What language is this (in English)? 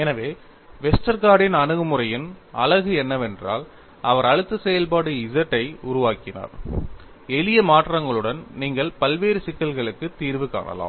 Tamil